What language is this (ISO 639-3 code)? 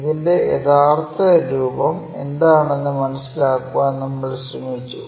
mal